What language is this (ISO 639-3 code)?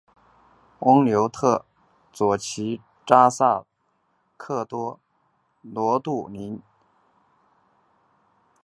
zho